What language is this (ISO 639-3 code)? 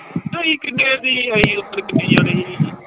pan